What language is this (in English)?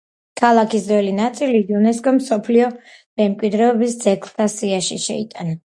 Georgian